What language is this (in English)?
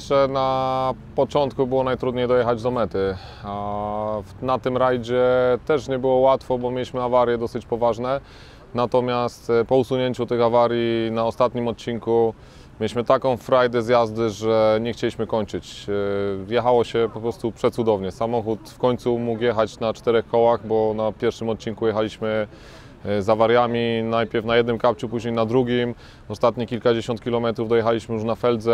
Polish